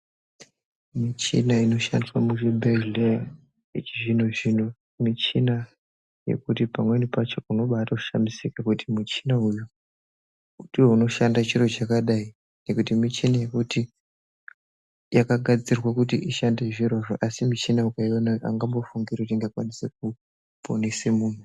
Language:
Ndau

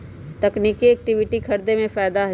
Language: Magahi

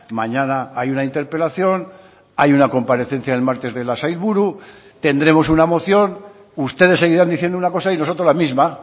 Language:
Spanish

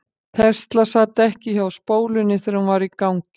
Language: Icelandic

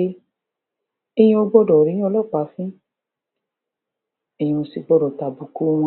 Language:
Yoruba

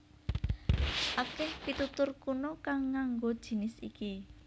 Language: Javanese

